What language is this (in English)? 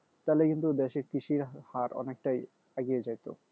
Bangla